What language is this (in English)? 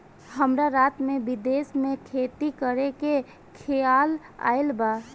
Bhojpuri